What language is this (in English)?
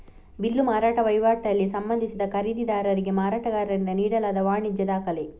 Kannada